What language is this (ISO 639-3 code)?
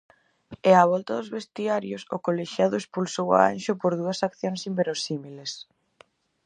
glg